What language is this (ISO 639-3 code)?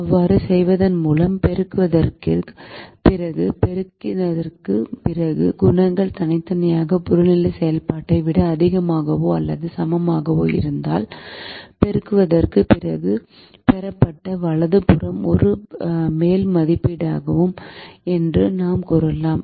tam